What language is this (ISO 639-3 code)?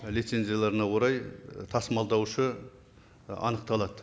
kaz